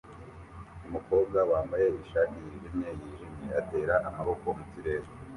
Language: Kinyarwanda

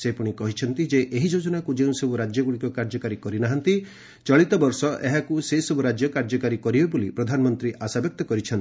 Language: Odia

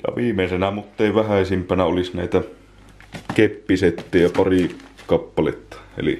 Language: Finnish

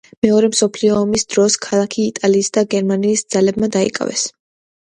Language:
Georgian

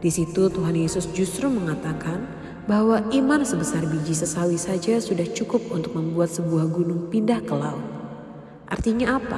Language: Indonesian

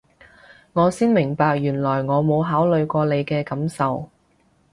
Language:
Cantonese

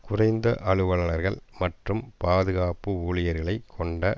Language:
Tamil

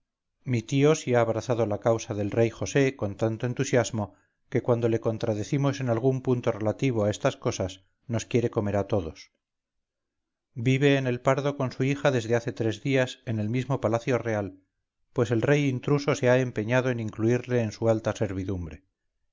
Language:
Spanish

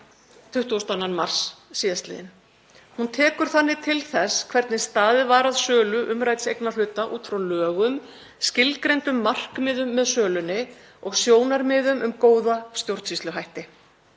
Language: Icelandic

